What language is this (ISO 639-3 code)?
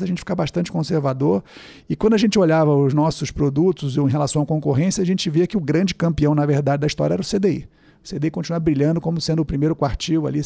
por